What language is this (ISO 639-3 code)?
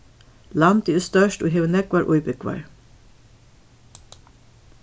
fao